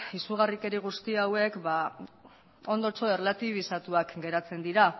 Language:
Basque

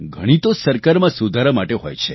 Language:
Gujarati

